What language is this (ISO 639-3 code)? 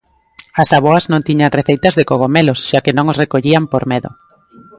glg